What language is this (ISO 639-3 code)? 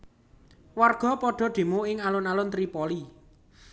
jav